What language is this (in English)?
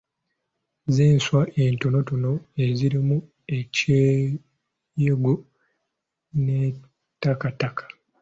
Ganda